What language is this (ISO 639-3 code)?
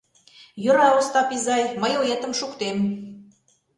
chm